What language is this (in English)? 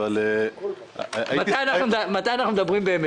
Hebrew